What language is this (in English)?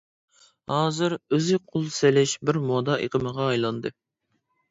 Uyghur